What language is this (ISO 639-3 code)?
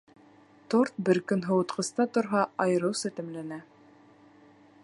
bak